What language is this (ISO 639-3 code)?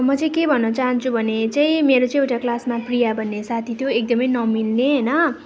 nep